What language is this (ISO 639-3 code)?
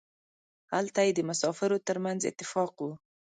pus